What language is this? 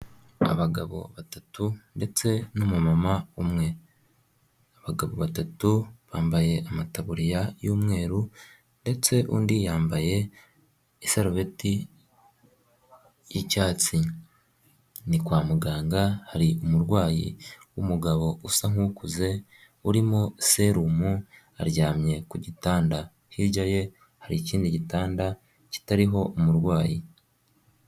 Kinyarwanda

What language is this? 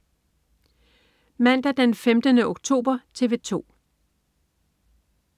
Danish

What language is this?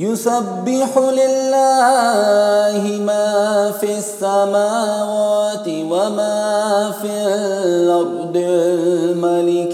Arabic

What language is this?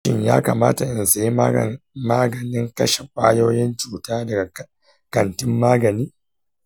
Hausa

